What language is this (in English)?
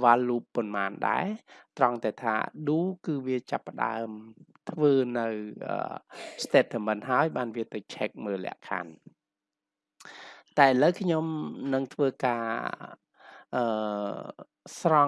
Vietnamese